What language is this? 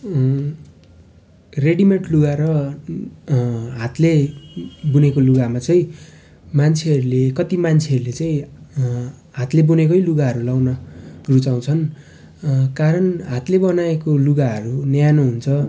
Nepali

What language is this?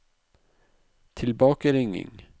Norwegian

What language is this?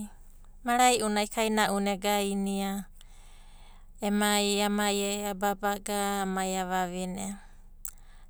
Abadi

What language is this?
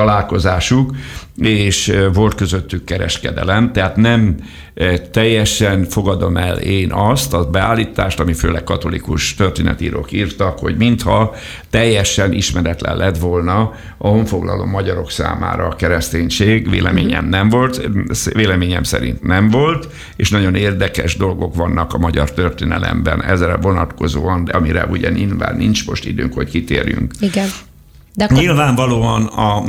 Hungarian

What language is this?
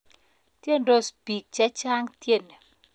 Kalenjin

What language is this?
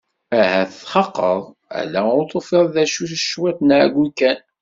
Kabyle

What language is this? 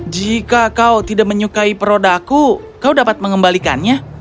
Indonesian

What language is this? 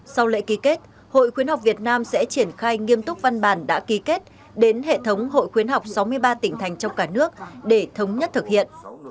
Vietnamese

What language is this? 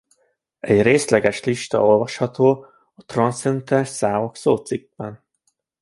Hungarian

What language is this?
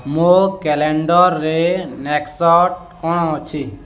Odia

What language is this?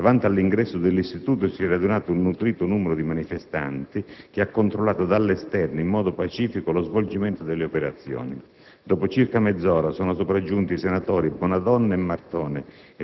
Italian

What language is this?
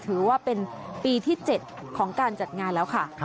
Thai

